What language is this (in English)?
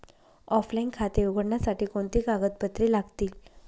Marathi